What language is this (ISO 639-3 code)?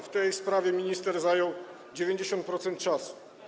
pol